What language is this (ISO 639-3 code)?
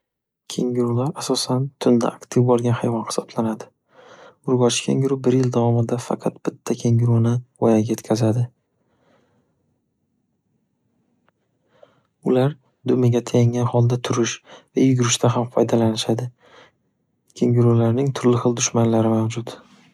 uzb